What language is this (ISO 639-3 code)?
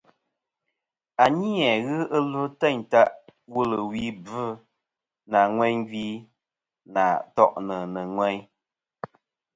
bkm